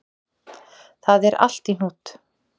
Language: Icelandic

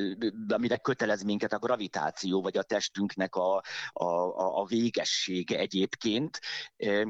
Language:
Hungarian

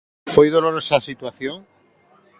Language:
Galician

